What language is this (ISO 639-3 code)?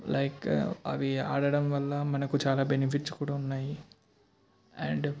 tel